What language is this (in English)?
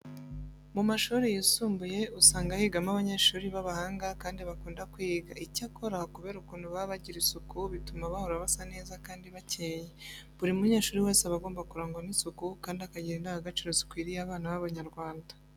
Kinyarwanda